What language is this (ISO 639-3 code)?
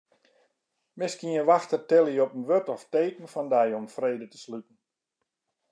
fry